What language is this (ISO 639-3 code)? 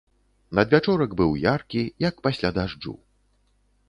bel